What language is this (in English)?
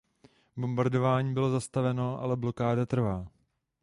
Czech